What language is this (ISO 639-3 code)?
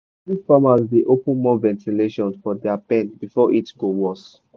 pcm